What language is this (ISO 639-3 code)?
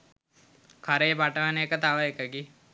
sin